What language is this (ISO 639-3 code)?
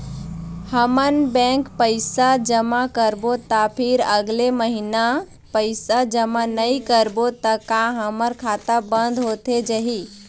hne